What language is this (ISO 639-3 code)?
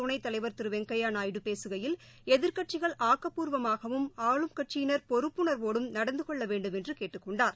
tam